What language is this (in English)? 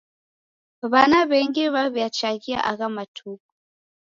Taita